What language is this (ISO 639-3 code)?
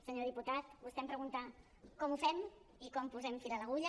cat